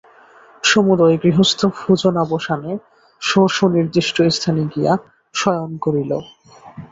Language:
Bangla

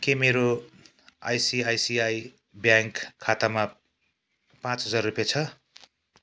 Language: Nepali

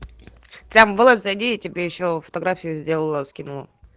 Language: Russian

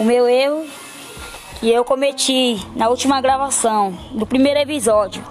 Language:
Portuguese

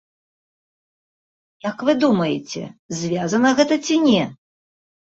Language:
Belarusian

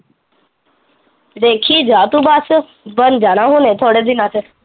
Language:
Punjabi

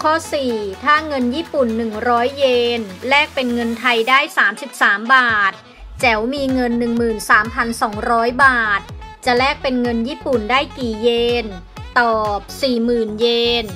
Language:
Thai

